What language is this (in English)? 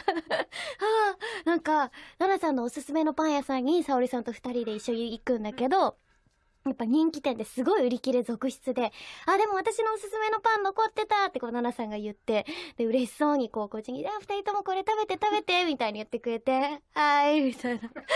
Japanese